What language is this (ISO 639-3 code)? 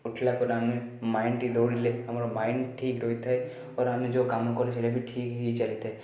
ori